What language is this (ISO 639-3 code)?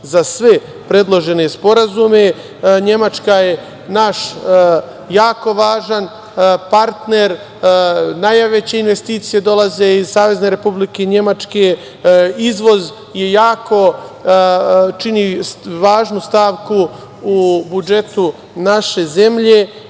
srp